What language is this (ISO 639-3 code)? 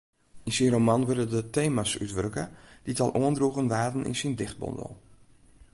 fry